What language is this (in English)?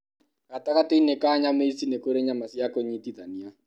Kikuyu